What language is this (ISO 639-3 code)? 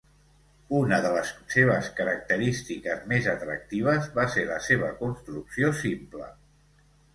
cat